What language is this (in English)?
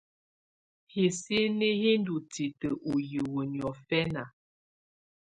Tunen